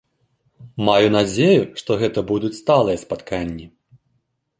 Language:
Belarusian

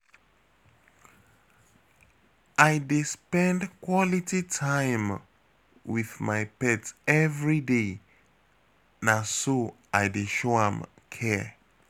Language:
Nigerian Pidgin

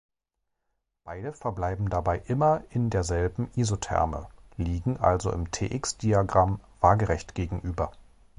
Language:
German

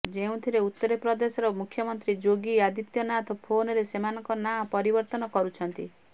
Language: Odia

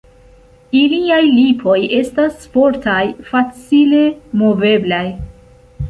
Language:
Esperanto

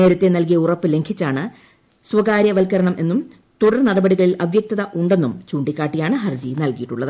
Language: Malayalam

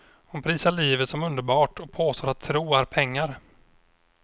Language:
Swedish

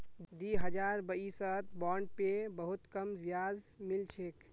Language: Magahi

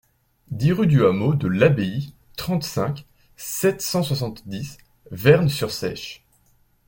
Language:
French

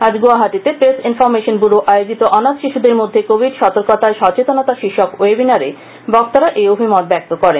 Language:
Bangla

